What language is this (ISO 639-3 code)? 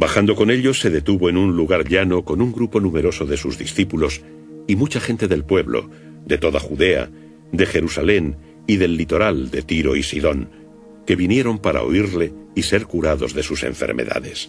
spa